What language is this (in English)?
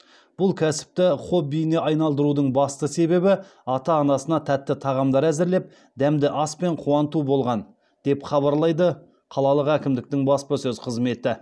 Kazakh